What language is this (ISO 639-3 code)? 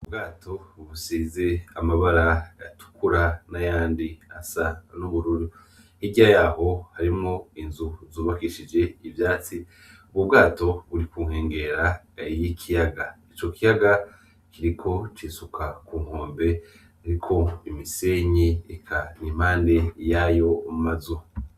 run